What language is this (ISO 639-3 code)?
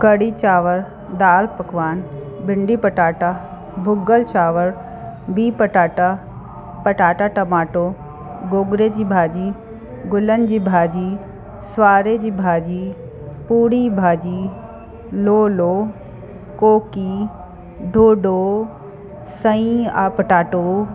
snd